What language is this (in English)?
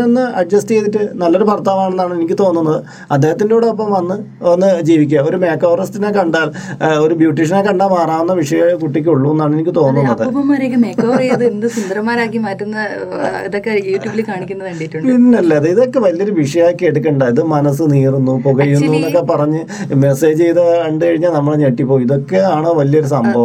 Malayalam